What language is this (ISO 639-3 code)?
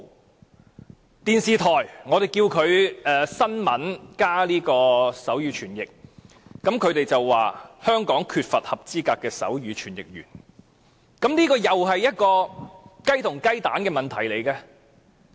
yue